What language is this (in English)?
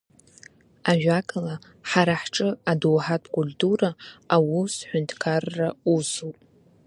Abkhazian